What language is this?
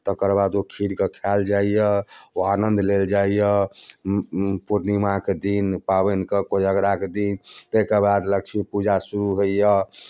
Maithili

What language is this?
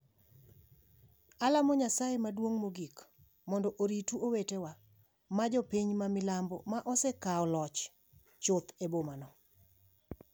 Luo (Kenya and Tanzania)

